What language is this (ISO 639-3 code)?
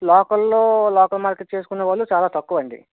tel